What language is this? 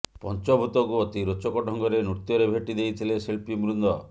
Odia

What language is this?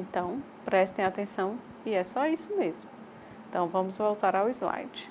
Portuguese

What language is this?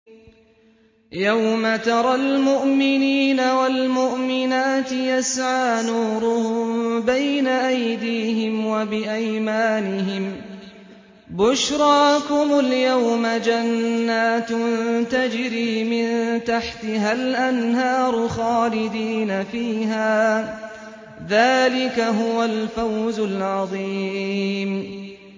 Arabic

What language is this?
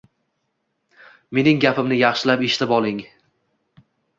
Uzbek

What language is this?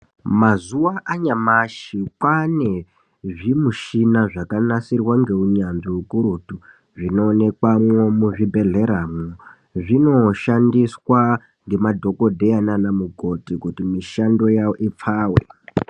Ndau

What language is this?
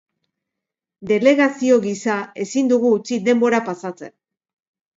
Basque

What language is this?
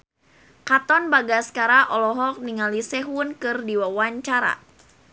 Sundanese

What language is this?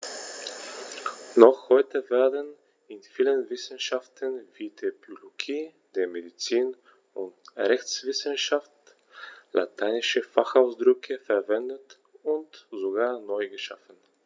German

